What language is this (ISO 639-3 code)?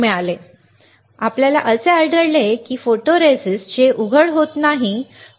mar